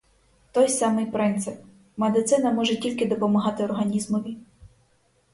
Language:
Ukrainian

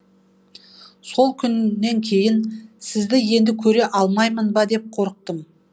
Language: Kazakh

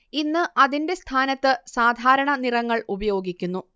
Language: Malayalam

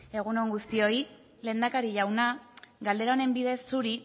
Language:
Basque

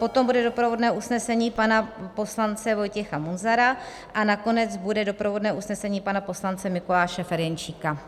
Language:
Czech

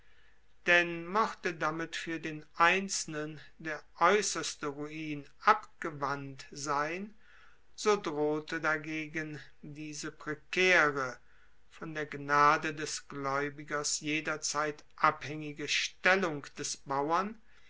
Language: German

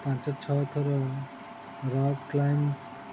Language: Odia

